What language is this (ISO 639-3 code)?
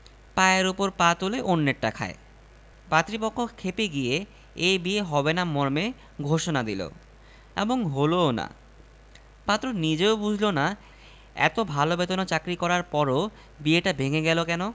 ben